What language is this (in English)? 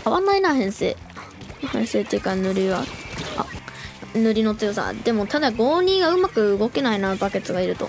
Japanese